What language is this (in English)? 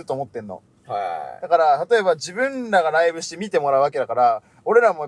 Japanese